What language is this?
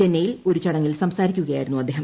Malayalam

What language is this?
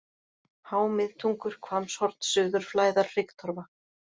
Icelandic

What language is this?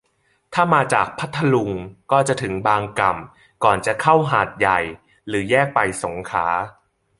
Thai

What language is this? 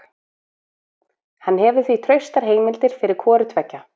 Icelandic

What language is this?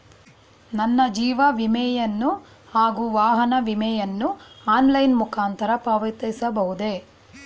Kannada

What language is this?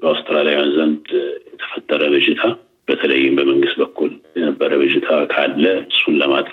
Amharic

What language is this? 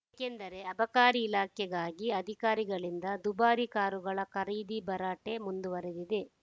Kannada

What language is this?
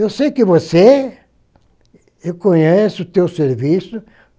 Portuguese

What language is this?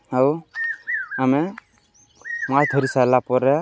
Odia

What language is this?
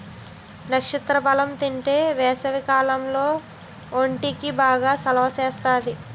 Telugu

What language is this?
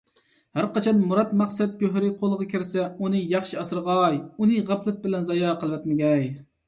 Uyghur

